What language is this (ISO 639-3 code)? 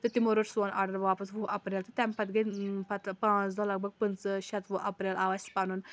kas